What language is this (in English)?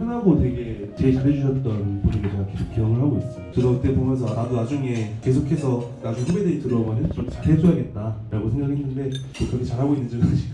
Korean